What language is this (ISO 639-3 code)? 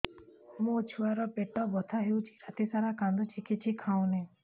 ori